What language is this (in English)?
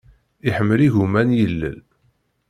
Kabyle